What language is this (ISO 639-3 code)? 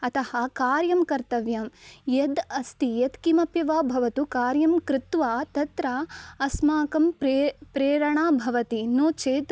san